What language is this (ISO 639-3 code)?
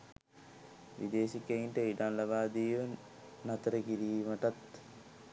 sin